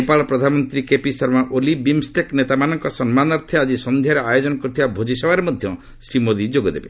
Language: Odia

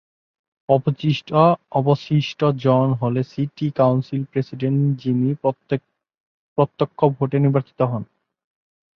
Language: Bangla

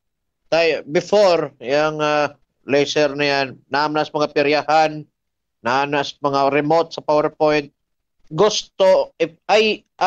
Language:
Filipino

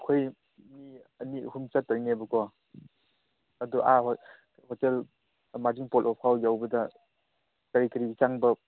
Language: Manipuri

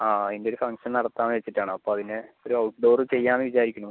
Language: Malayalam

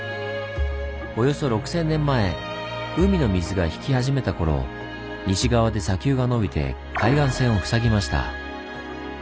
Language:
Japanese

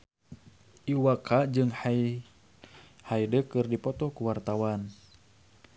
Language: Sundanese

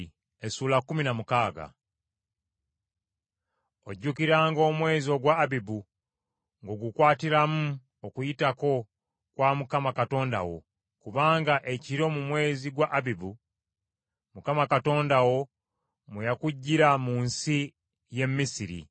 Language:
Ganda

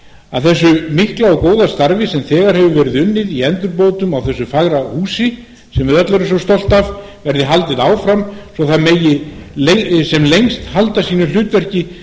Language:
Icelandic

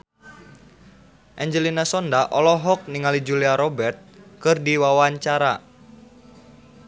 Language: Sundanese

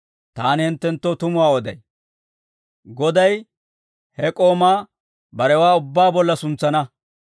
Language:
Dawro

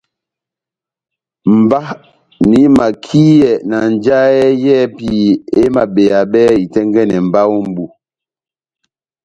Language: Batanga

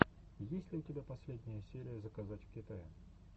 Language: Russian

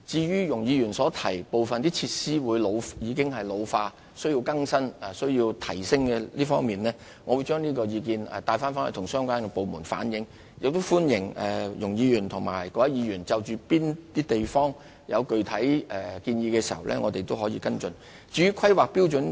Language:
Cantonese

